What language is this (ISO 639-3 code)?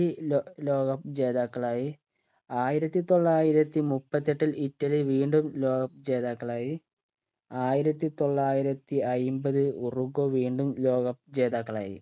mal